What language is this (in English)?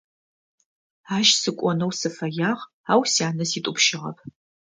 Adyghe